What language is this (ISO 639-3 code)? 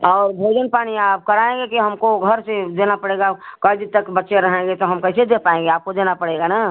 hin